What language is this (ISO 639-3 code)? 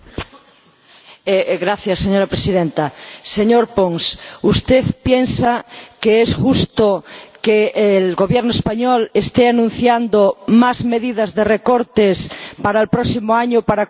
spa